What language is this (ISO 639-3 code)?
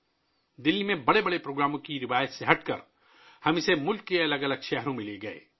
urd